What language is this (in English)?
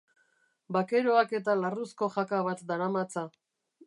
Basque